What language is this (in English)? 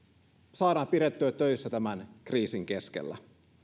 Finnish